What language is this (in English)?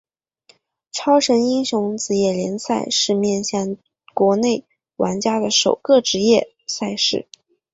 Chinese